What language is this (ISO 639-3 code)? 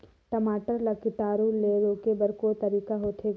hne